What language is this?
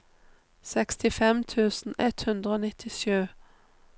Norwegian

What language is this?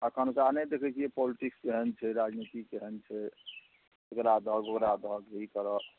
Maithili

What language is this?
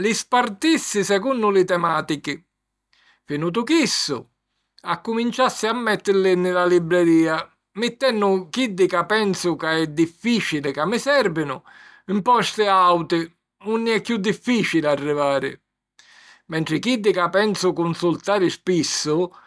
Sicilian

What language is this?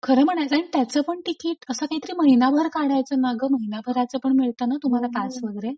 Marathi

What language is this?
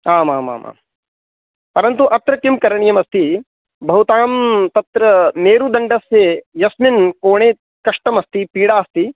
Sanskrit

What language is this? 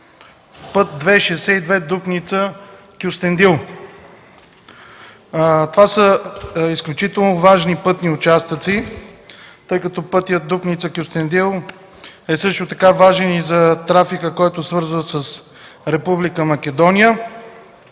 Bulgarian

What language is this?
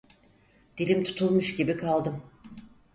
Turkish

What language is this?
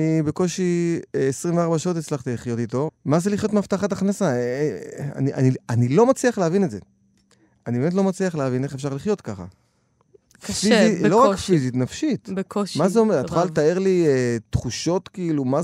Hebrew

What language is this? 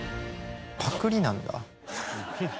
Japanese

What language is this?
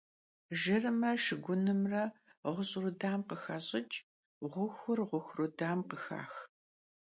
Kabardian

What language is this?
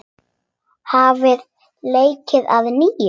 Icelandic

